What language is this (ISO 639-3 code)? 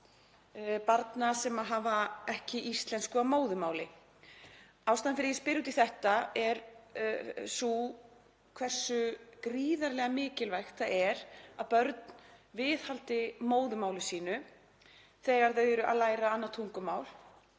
isl